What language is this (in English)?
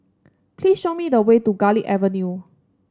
English